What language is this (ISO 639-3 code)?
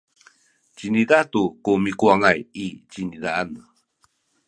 szy